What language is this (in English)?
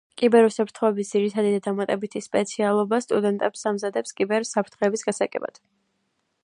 Georgian